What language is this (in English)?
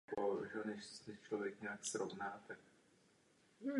Czech